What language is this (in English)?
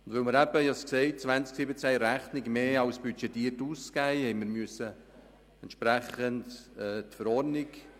Swiss German